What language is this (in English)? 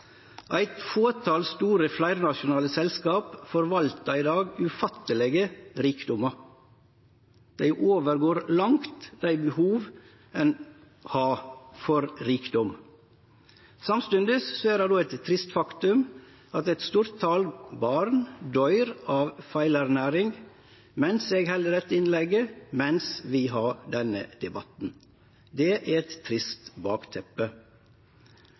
Norwegian Nynorsk